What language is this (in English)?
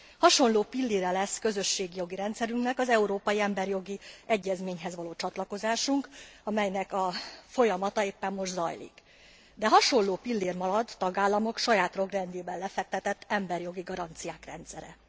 Hungarian